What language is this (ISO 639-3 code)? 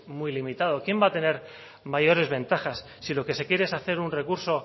spa